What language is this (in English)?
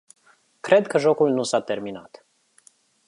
Romanian